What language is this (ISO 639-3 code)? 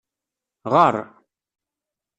kab